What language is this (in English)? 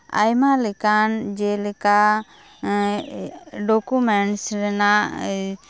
Santali